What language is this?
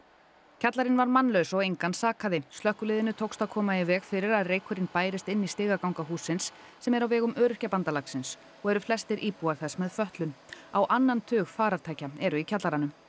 Icelandic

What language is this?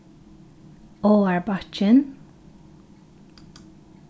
Faroese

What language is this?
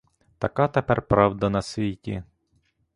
Ukrainian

